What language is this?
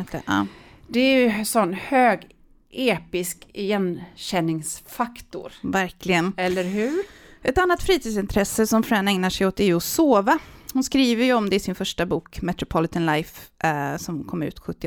Swedish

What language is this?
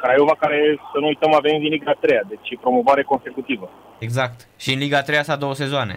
Romanian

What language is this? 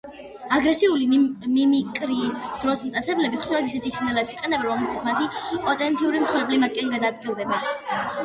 Georgian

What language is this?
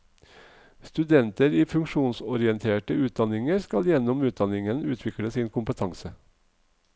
Norwegian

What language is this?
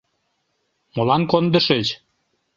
Mari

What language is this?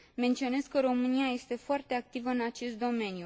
Romanian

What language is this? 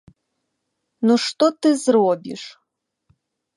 Belarusian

